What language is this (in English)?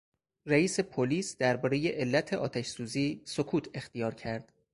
Persian